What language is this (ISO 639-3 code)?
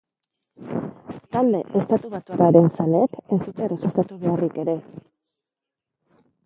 eus